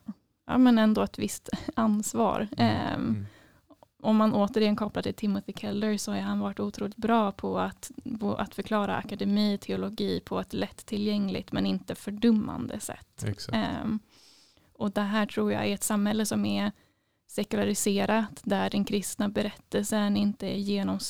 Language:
Swedish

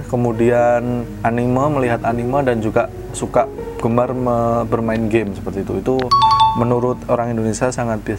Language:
Indonesian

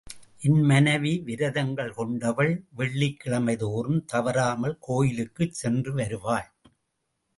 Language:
Tamil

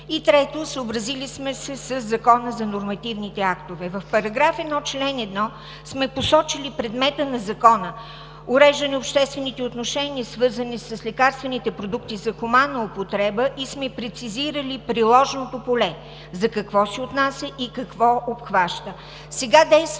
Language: Bulgarian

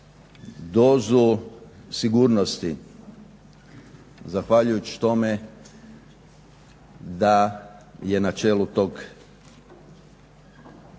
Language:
Croatian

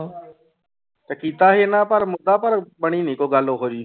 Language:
Punjabi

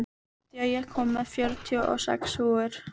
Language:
Icelandic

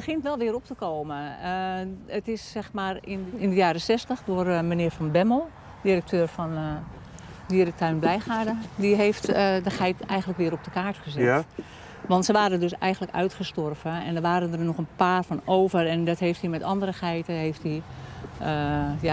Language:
Dutch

